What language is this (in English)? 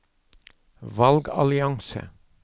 Norwegian